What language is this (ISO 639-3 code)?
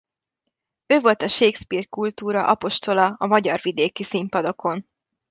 hun